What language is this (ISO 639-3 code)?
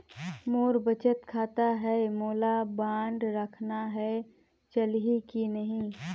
hne